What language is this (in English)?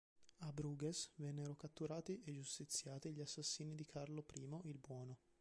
Italian